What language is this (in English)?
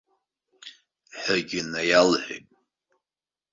Abkhazian